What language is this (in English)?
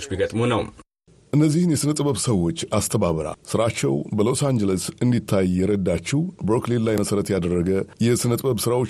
Amharic